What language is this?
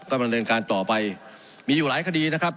Thai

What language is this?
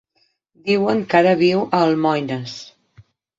Catalan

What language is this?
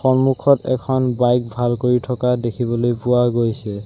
Assamese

